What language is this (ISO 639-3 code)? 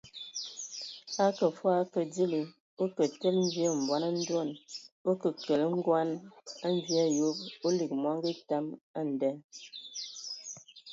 ewo